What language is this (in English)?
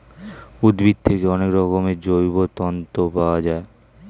Bangla